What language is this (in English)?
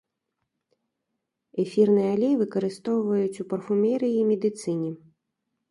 Belarusian